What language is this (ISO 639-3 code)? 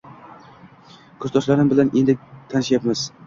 uzb